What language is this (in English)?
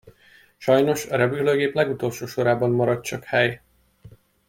Hungarian